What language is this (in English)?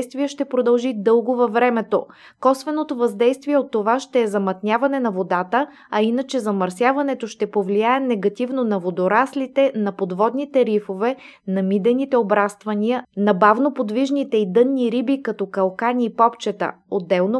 Bulgarian